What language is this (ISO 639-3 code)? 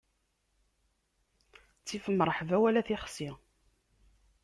kab